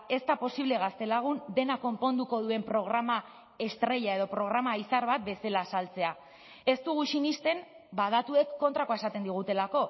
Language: Basque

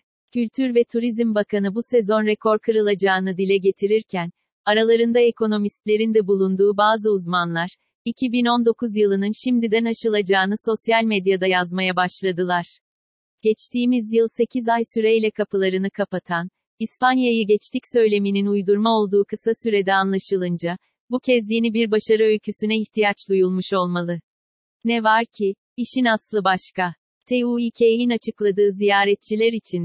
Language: Turkish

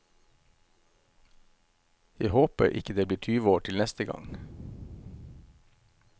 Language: Norwegian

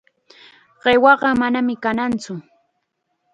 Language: Chiquián Ancash Quechua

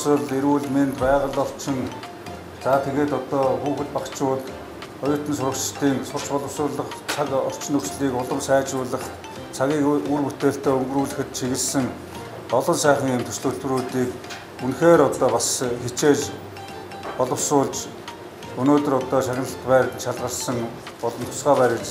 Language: Arabic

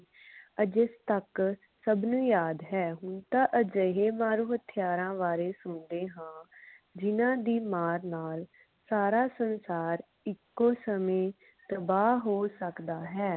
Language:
Punjabi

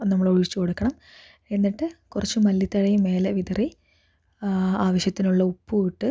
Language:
Malayalam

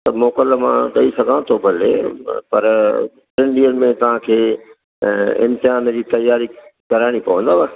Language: Sindhi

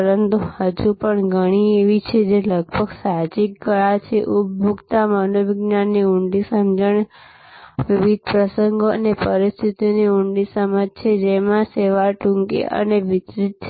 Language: Gujarati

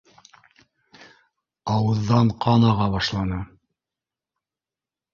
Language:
Bashkir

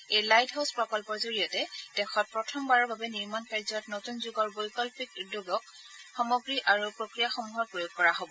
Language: Assamese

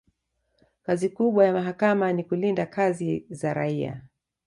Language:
Swahili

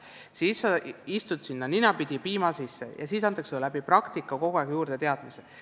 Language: Estonian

